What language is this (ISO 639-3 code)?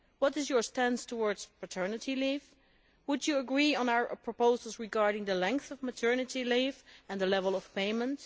eng